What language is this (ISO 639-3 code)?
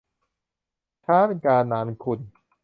tha